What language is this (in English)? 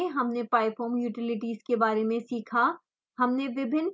Hindi